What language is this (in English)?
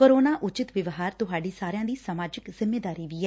Punjabi